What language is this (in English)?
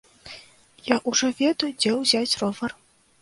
Belarusian